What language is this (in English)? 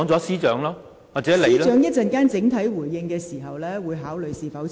Cantonese